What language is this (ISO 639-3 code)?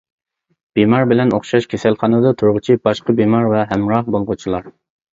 uig